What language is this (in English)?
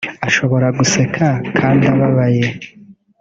Kinyarwanda